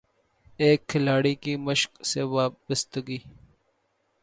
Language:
Urdu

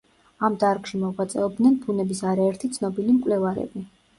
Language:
Georgian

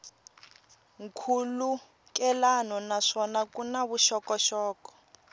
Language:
Tsonga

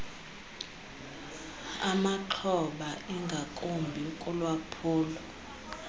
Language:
Xhosa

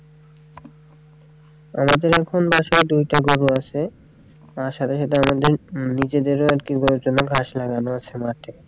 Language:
Bangla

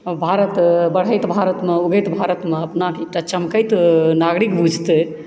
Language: Maithili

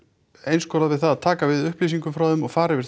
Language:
Icelandic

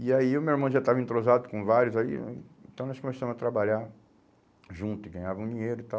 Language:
Portuguese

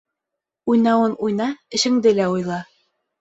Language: Bashkir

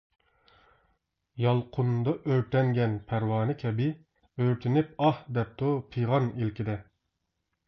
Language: Uyghur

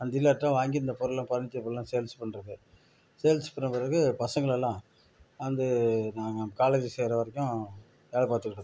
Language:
Tamil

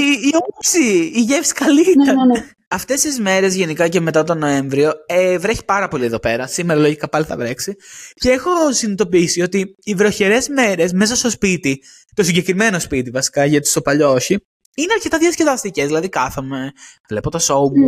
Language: Greek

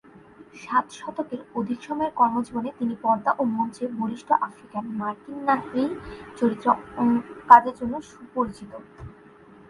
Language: Bangla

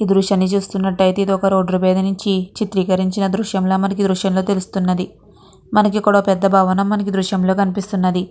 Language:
Telugu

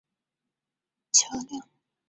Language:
Chinese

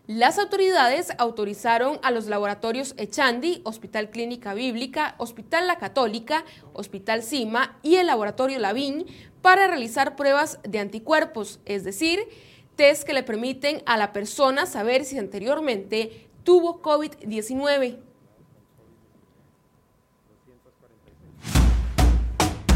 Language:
Spanish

